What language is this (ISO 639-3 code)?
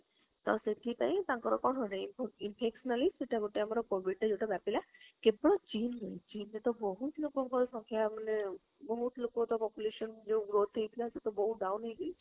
ori